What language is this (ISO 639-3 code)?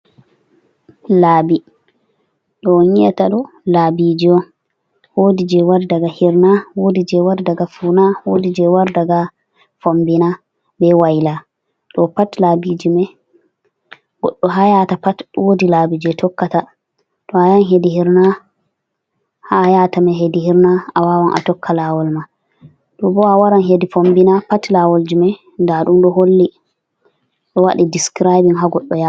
ful